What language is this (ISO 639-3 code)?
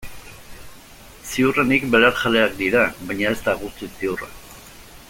eus